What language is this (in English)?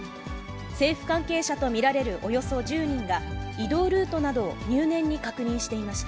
Japanese